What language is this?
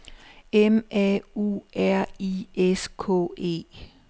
Danish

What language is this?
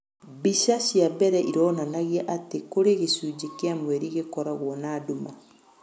Kikuyu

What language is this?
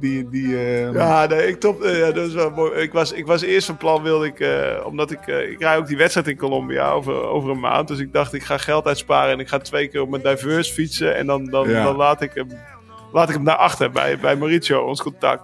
Dutch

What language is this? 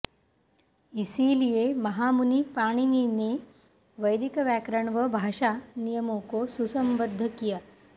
Sanskrit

